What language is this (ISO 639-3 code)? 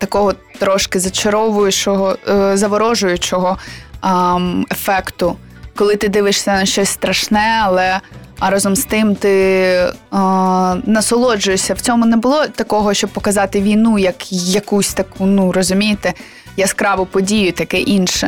ukr